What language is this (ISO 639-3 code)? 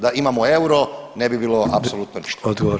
hrv